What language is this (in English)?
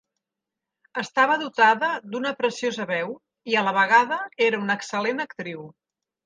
Catalan